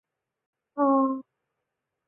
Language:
Chinese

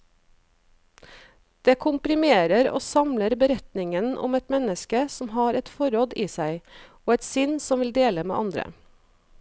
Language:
Norwegian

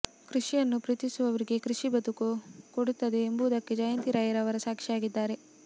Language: Kannada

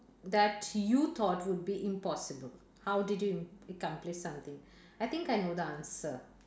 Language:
English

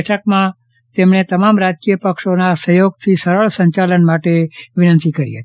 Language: Gujarati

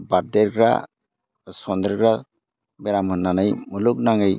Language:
Bodo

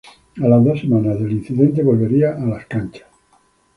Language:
Spanish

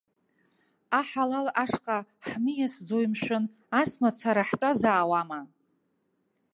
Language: Abkhazian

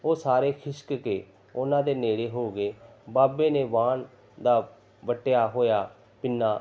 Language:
Punjabi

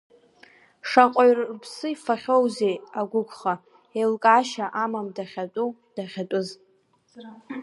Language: Abkhazian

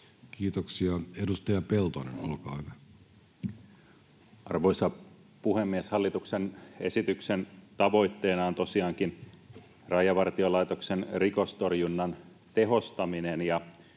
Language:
Finnish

